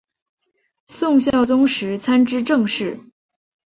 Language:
Chinese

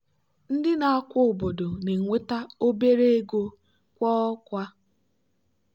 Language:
Igbo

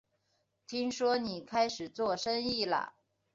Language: Chinese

